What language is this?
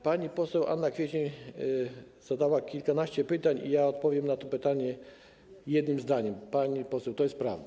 Polish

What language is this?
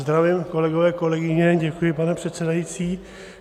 Czech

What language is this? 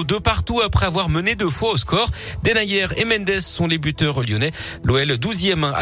French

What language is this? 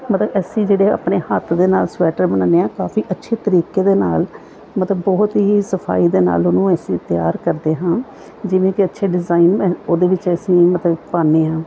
Punjabi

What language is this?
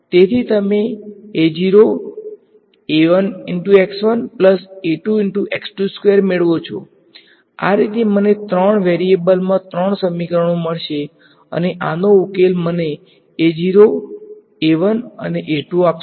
Gujarati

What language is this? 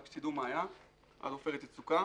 Hebrew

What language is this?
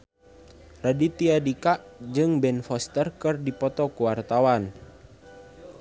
Sundanese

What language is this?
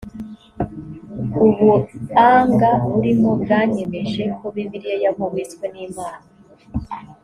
Kinyarwanda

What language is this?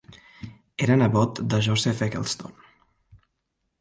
Catalan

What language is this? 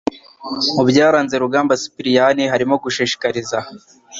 Kinyarwanda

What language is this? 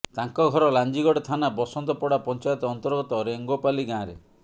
Odia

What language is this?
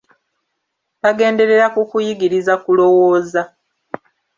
Ganda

